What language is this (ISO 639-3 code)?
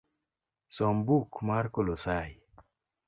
luo